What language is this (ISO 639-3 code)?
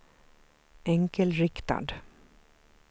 swe